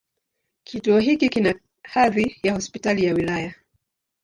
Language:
Swahili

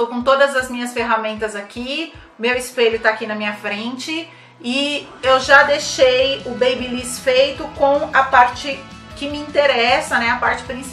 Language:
Portuguese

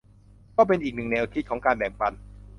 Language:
Thai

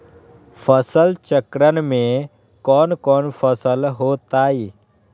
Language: Magahi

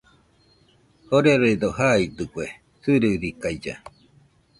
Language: Nüpode Huitoto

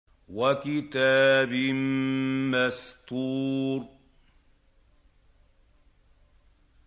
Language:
Arabic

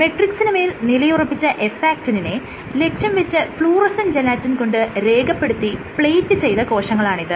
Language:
Malayalam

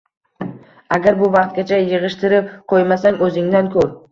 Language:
Uzbek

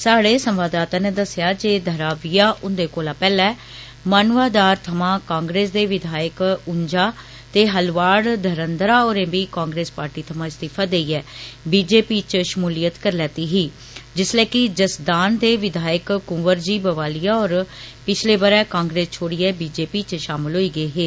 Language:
Dogri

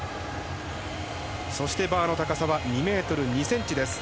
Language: Japanese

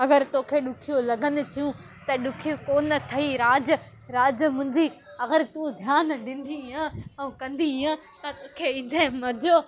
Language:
Sindhi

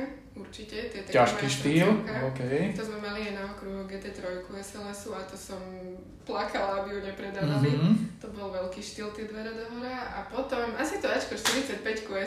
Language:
Slovak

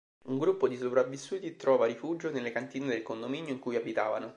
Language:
Italian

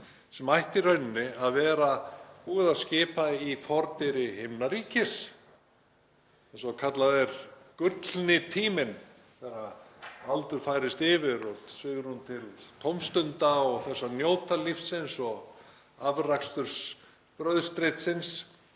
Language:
Icelandic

